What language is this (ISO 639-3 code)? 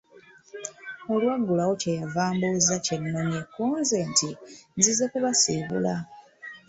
lug